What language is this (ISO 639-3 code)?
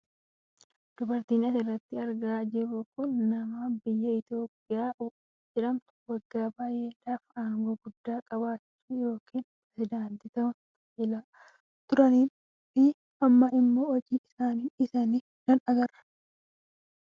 orm